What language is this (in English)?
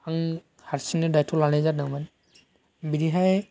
Bodo